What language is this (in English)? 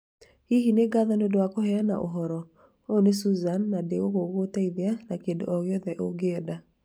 Kikuyu